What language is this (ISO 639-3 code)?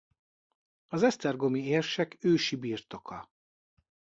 hun